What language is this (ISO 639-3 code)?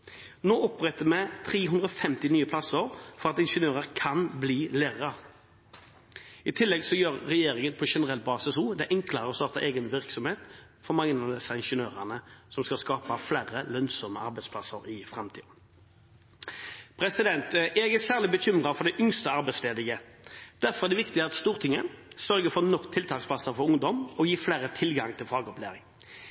nob